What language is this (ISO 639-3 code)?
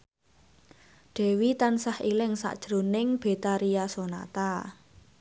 jav